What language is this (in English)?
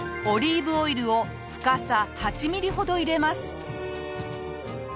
Japanese